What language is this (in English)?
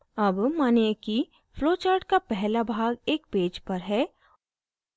Hindi